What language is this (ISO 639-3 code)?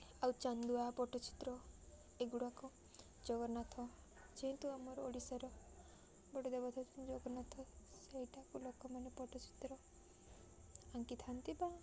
ori